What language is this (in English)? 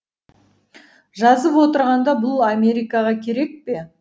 Kazakh